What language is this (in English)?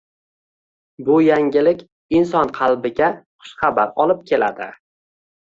Uzbek